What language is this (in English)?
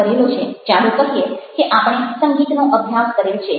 Gujarati